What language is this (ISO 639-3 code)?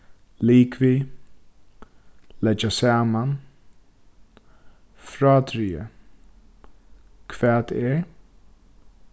fao